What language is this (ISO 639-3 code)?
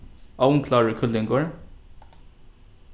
fao